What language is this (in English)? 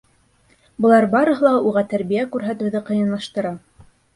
Bashkir